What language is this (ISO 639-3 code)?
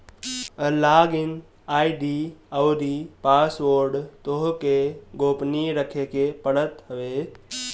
bho